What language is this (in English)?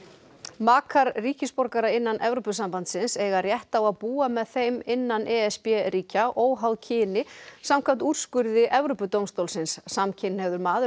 Icelandic